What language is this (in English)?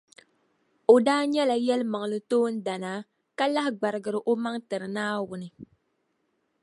Dagbani